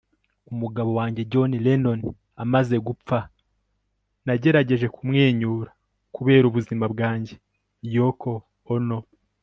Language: Kinyarwanda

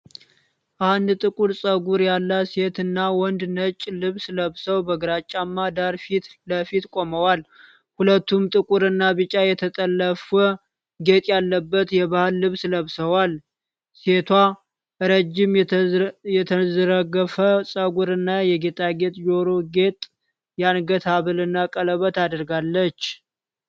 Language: Amharic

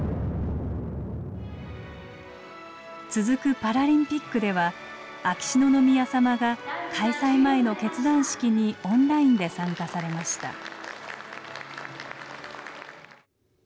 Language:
Japanese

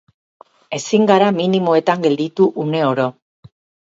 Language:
Basque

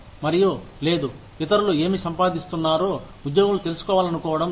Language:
Telugu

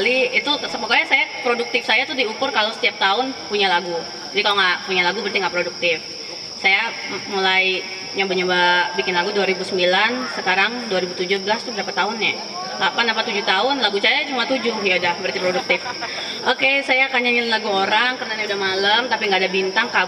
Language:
Indonesian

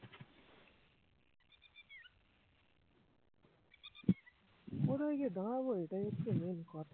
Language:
Bangla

